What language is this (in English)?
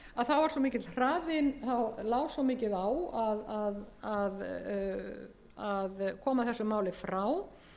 Icelandic